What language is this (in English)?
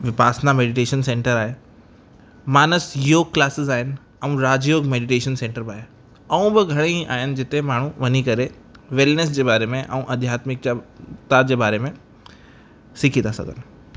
Sindhi